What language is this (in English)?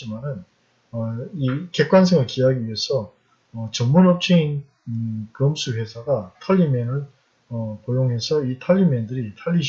Korean